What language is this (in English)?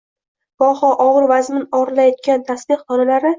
Uzbek